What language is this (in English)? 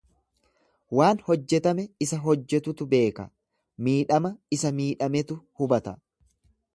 Oromo